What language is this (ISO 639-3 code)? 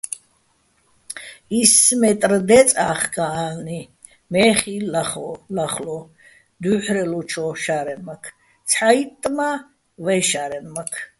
bbl